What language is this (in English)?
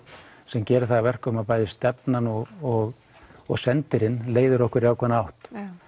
Icelandic